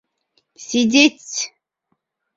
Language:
Bashkir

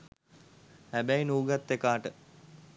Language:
Sinhala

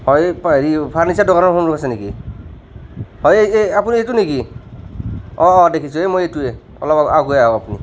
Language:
Assamese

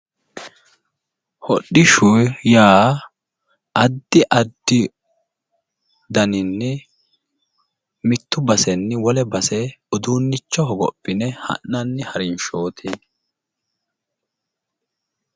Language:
Sidamo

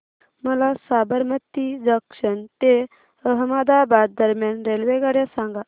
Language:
Marathi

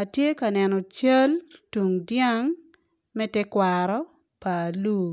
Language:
Acoli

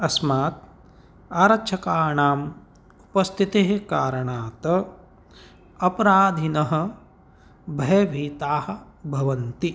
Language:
Sanskrit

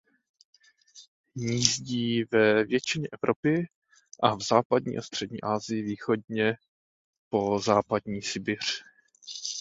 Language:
Czech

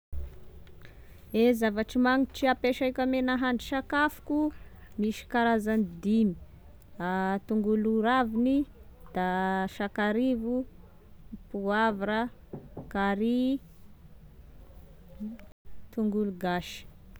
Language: Tesaka Malagasy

